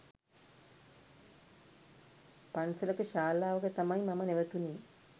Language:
Sinhala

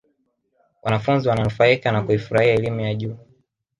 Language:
Swahili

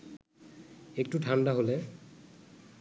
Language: Bangla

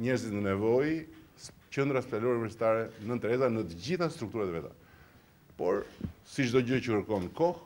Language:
Romanian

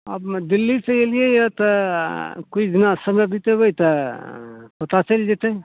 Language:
Maithili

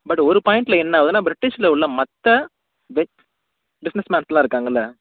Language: Tamil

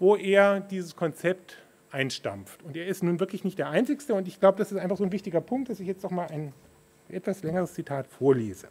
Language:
German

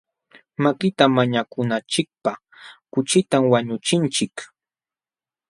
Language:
Jauja Wanca Quechua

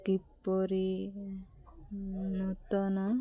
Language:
Odia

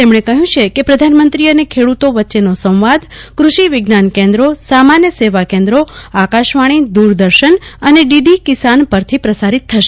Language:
Gujarati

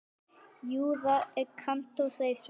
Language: Icelandic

